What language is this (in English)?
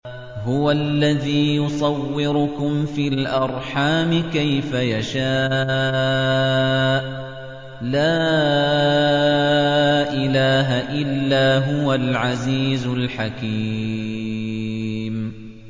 Arabic